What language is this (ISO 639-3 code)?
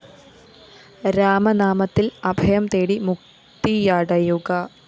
mal